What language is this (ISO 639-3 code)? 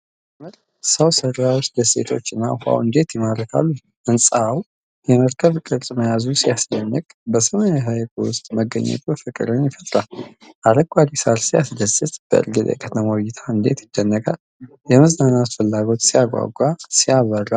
amh